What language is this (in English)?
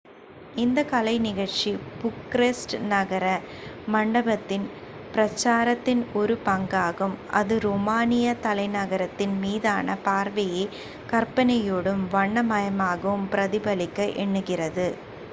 Tamil